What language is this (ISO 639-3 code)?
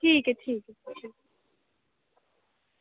doi